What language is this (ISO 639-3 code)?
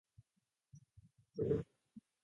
jpn